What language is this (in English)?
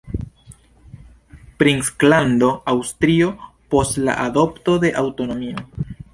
Esperanto